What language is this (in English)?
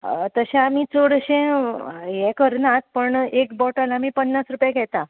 Konkani